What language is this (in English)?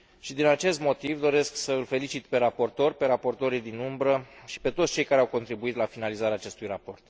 Romanian